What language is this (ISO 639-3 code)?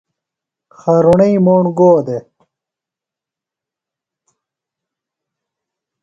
phl